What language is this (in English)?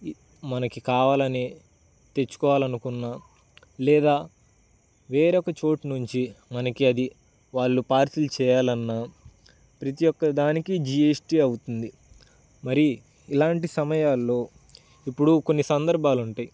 Telugu